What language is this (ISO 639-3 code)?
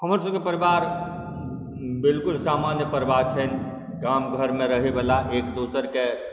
mai